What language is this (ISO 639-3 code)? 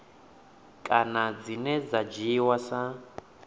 ven